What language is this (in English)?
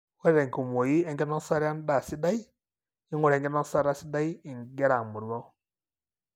Masai